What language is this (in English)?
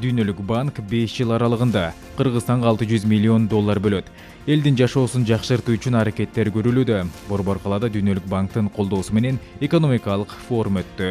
Turkish